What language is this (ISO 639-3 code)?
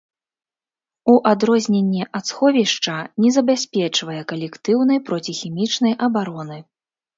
bel